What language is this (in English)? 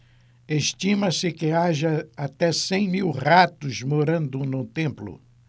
Portuguese